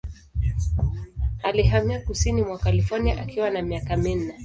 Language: Swahili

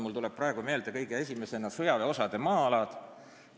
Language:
Estonian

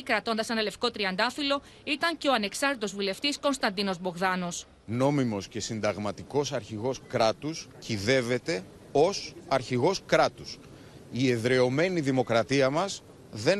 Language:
Greek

